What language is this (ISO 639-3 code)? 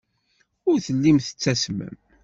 kab